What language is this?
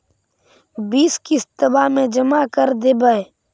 Magahi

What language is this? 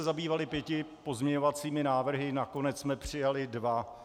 Czech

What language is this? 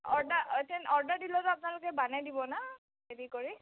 Assamese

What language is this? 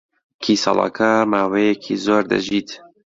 Central Kurdish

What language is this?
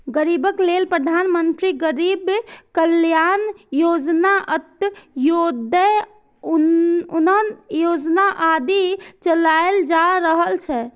Maithili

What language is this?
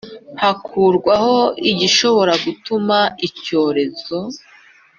Kinyarwanda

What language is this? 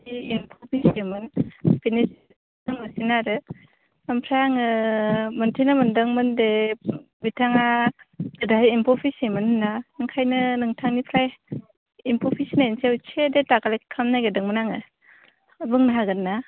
Bodo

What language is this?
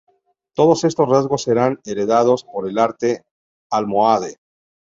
Spanish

